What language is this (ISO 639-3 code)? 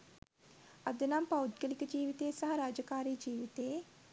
sin